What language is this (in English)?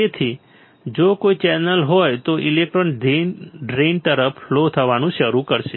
Gujarati